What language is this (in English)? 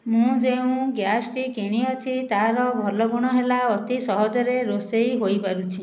Odia